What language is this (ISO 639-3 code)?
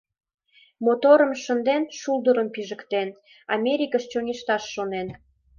chm